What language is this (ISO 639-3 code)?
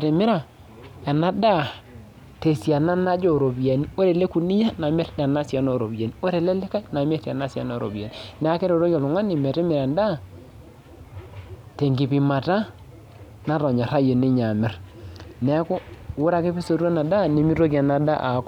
mas